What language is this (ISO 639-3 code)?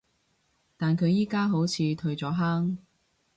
yue